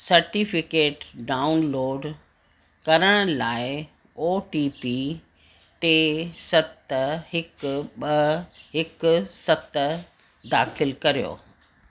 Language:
Sindhi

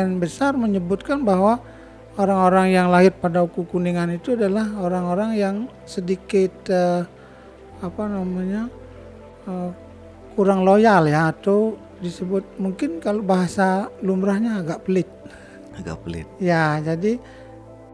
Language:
Indonesian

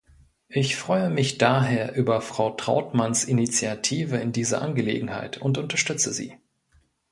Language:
German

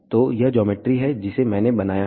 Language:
Hindi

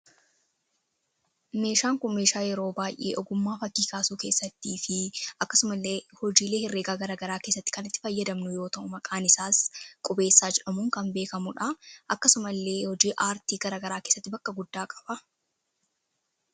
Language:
Oromo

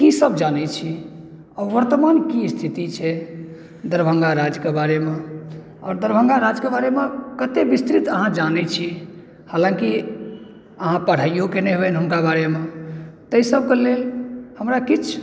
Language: Maithili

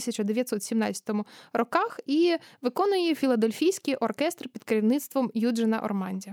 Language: Ukrainian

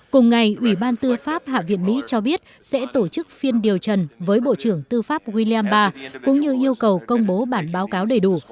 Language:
Vietnamese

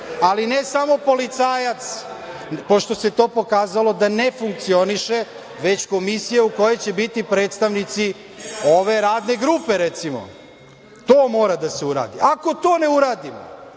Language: Serbian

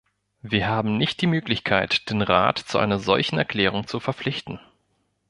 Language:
German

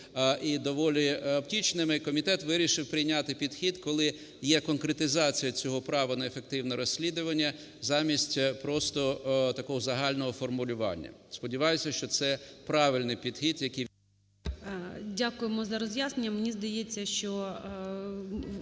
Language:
Ukrainian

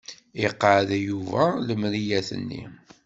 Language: Kabyle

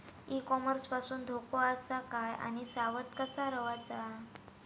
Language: Marathi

